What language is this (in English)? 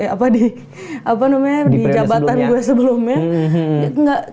Indonesian